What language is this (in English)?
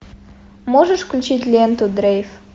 Russian